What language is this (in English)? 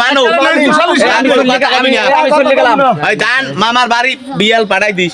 Bangla